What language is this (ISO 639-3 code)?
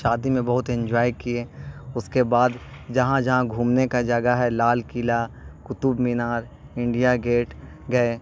urd